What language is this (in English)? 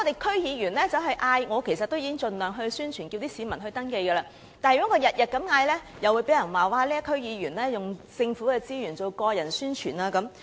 Cantonese